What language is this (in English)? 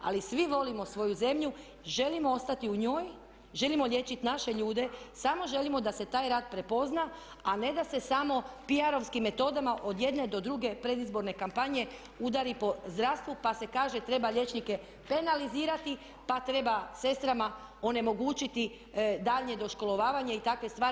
Croatian